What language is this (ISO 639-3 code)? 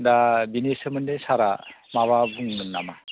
brx